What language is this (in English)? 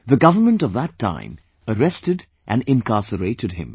English